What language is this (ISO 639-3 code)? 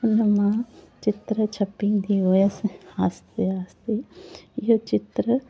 snd